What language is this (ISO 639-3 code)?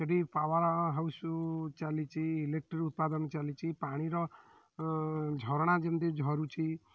ori